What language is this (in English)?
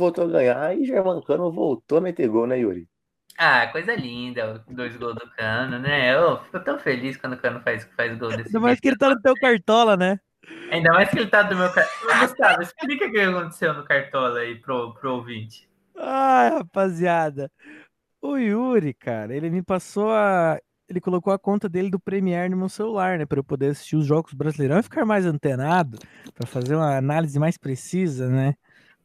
Portuguese